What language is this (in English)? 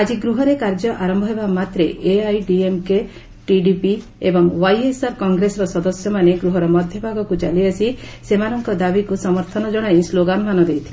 Odia